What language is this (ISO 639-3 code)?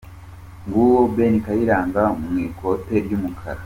kin